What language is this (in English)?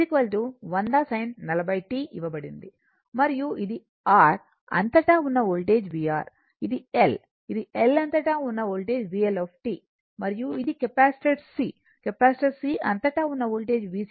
Telugu